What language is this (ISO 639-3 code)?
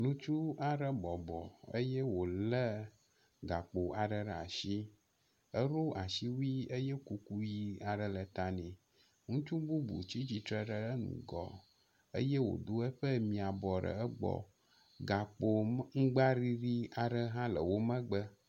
ewe